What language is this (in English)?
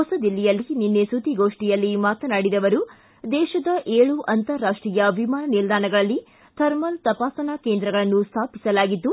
Kannada